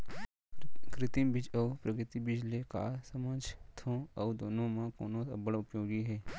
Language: Chhattisgarhi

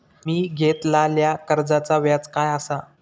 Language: Marathi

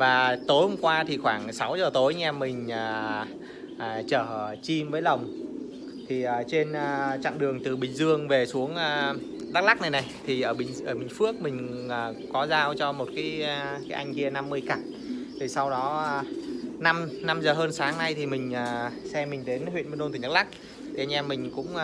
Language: Vietnamese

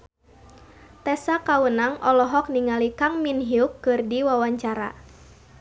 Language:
Sundanese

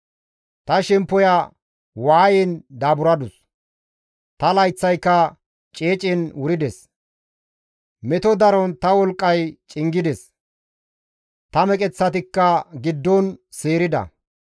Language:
Gamo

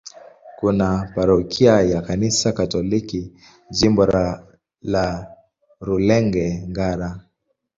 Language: Swahili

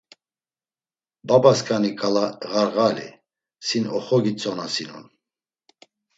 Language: Laz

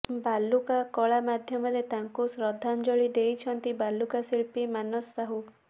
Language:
Odia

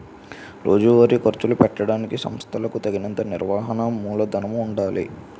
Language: Telugu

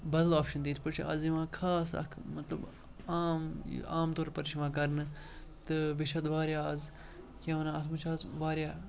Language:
Kashmiri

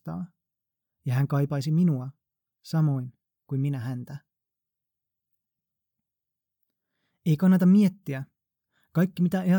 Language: Finnish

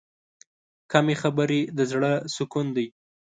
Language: Pashto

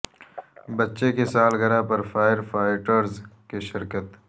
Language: Urdu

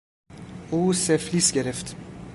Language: Persian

